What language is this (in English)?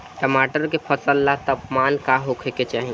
Bhojpuri